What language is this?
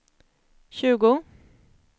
Swedish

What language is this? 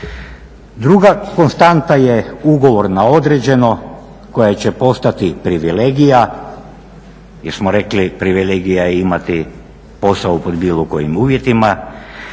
Croatian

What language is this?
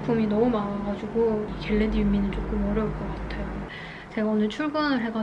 Korean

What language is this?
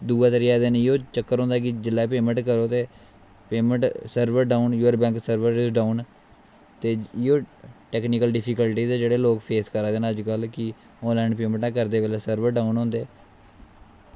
Dogri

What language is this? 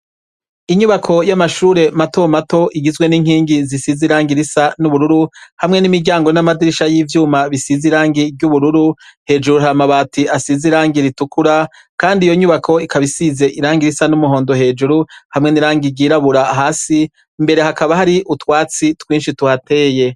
Rundi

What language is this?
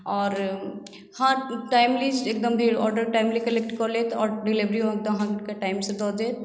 Maithili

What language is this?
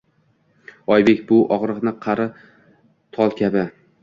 Uzbek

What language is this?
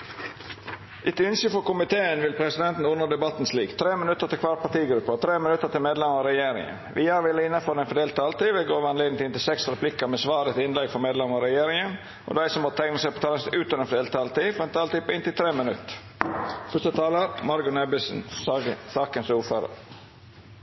Norwegian Nynorsk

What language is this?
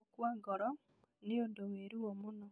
Kikuyu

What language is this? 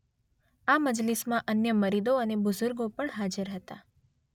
Gujarati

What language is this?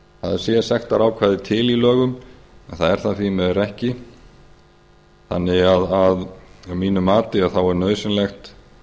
Icelandic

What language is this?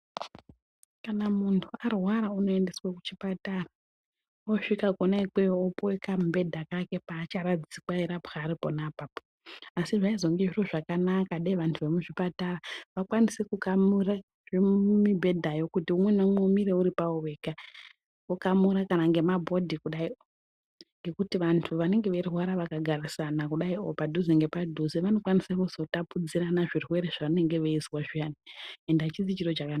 Ndau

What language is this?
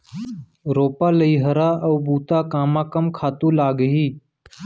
Chhattisgarhi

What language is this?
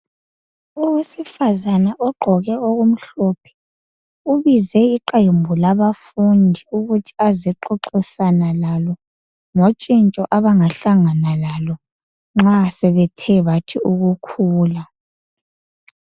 North Ndebele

